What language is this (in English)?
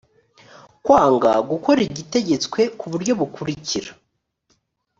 Kinyarwanda